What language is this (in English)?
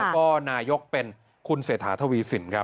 Thai